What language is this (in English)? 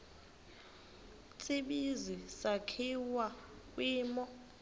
Xhosa